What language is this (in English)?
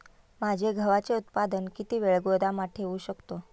Marathi